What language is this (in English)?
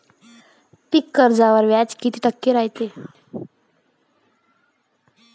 Marathi